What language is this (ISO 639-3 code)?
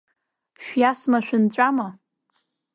abk